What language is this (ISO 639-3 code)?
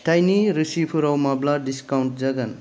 brx